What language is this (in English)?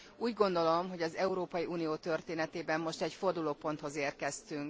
Hungarian